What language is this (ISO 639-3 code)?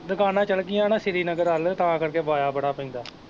pan